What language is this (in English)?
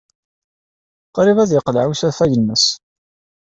Kabyle